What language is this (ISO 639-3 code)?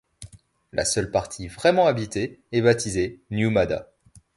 fra